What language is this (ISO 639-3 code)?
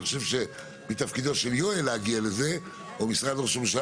heb